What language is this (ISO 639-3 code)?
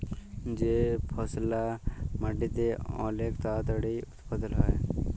ben